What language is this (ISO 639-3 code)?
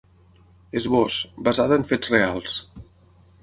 cat